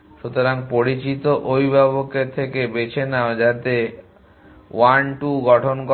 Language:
Bangla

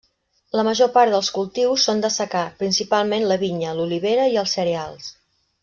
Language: Catalan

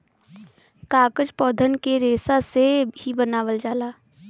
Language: Bhojpuri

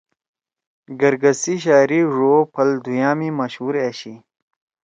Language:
Torwali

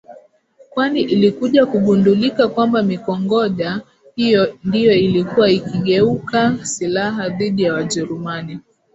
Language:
Swahili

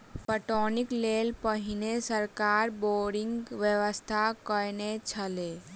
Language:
Maithili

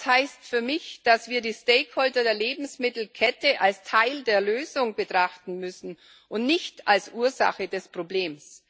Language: German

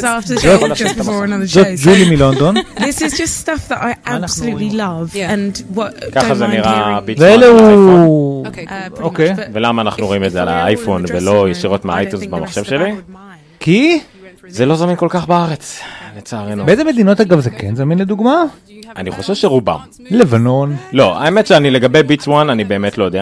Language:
Hebrew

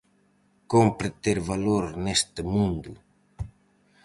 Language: Galician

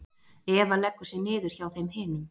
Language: Icelandic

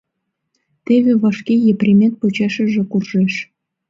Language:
Mari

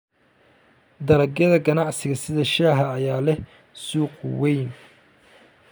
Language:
Somali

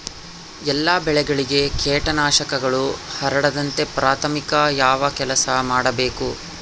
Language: Kannada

